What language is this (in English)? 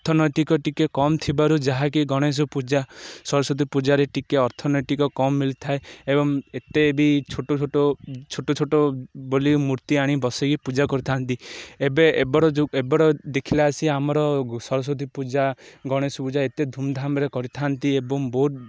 Odia